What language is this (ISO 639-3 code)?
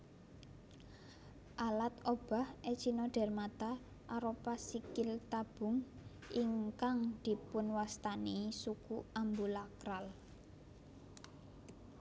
jav